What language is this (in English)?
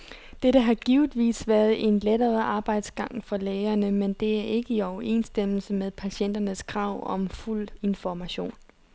Danish